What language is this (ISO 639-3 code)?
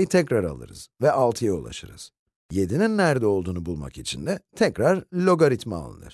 tur